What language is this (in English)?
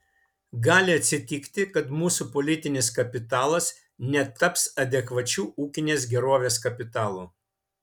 Lithuanian